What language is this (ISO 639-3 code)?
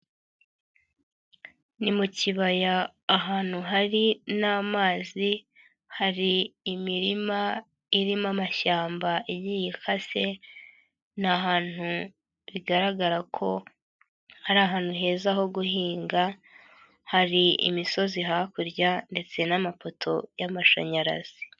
kin